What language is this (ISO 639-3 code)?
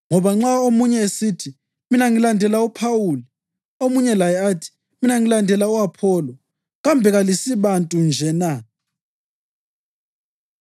nde